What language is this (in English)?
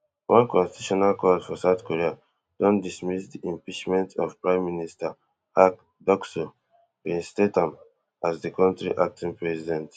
Nigerian Pidgin